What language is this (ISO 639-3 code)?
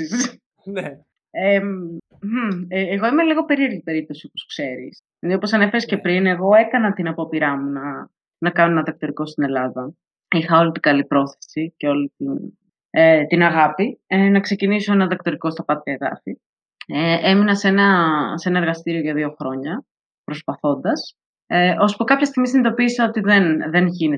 ell